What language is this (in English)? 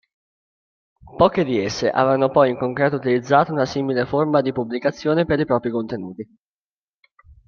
Italian